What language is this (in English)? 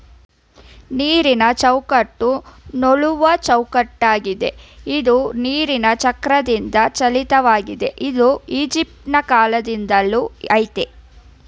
Kannada